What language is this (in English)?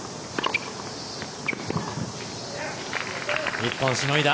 Japanese